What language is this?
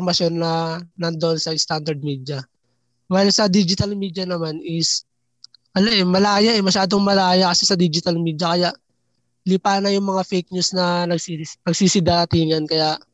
Filipino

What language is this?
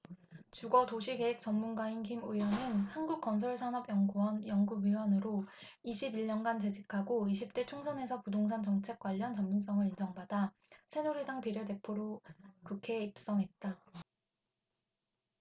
Korean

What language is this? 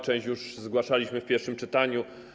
Polish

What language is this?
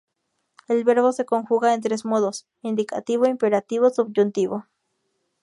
Spanish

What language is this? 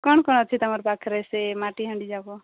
Odia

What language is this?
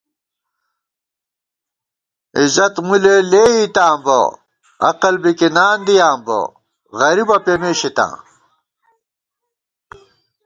Gawar-Bati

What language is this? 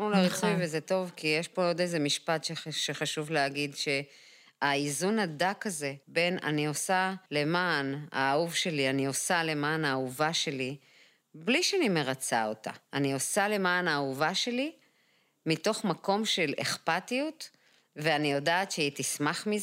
Hebrew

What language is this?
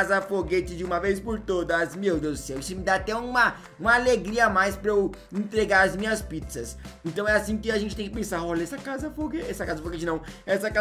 Portuguese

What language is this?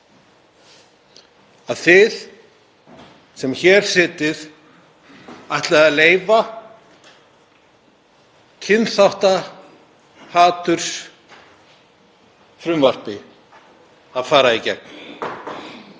Icelandic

